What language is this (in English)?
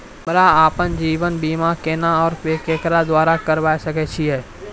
Maithili